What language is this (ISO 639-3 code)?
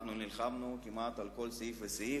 heb